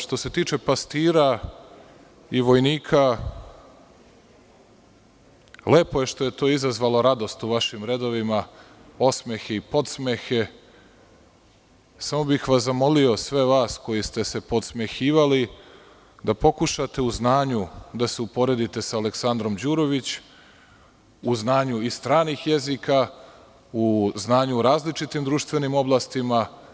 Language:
Serbian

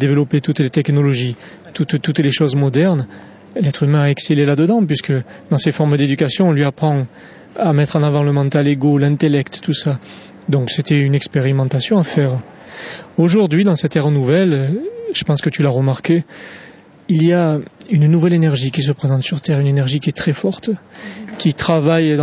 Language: French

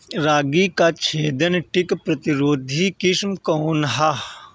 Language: Bhojpuri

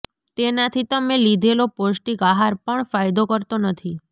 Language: Gujarati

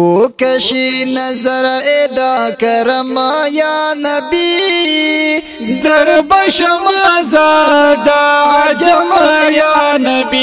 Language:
Arabic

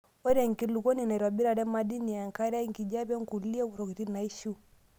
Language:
Masai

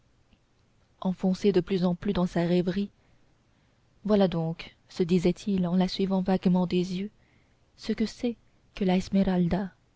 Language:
French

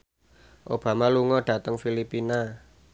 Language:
Javanese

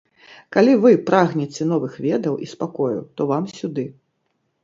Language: Belarusian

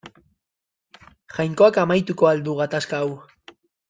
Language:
Basque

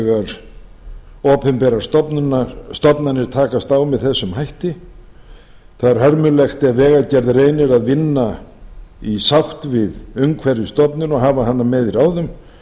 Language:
Icelandic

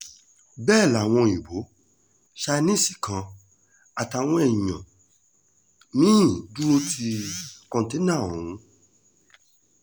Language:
Yoruba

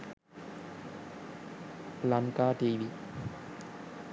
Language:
Sinhala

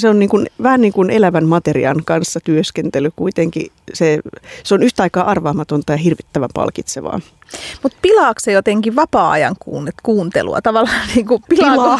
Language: Finnish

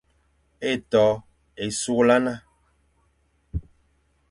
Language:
Fang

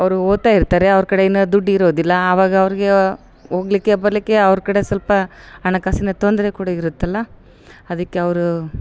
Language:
Kannada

